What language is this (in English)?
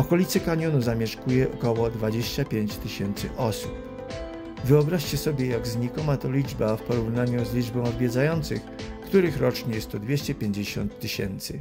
Polish